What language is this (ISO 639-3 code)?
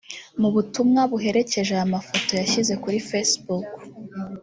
kin